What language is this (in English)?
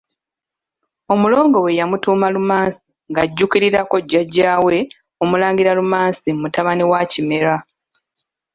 Ganda